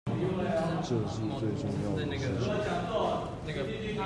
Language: Chinese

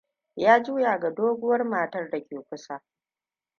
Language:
Hausa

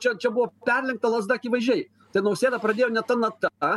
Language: Lithuanian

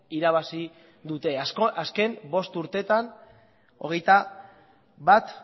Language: Basque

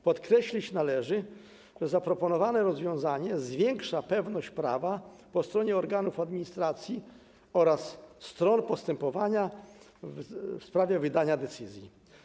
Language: Polish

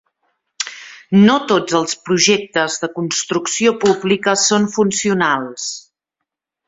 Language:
Catalan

